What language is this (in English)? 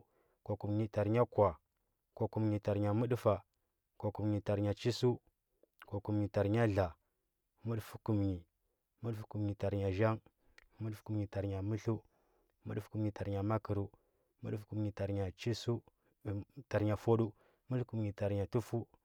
Huba